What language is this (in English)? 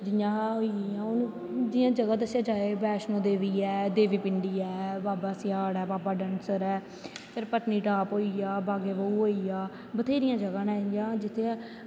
Dogri